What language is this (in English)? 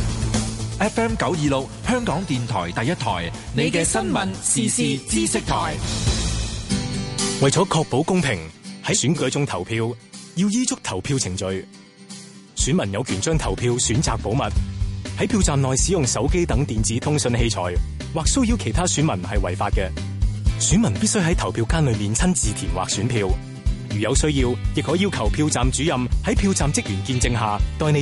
Chinese